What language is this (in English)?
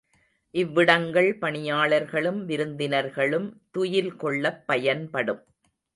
Tamil